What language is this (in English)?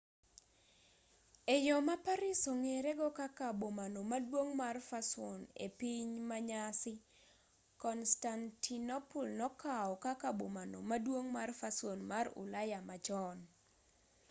Luo (Kenya and Tanzania)